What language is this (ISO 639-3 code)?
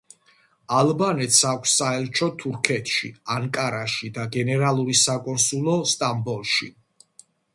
kat